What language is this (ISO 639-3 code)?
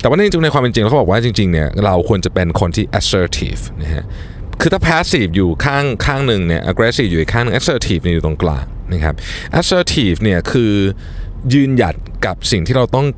tha